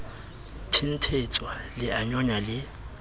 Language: Southern Sotho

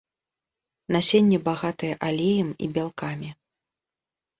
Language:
Belarusian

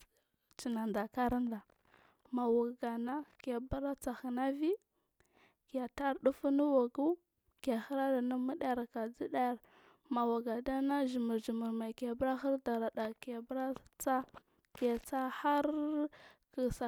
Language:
Marghi South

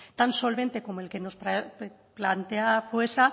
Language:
Spanish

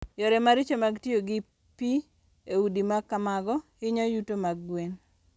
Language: Luo (Kenya and Tanzania)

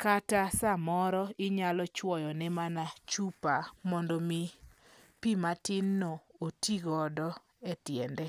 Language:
Luo (Kenya and Tanzania)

